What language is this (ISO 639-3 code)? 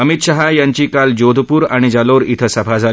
mar